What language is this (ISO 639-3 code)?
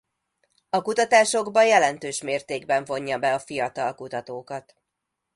hun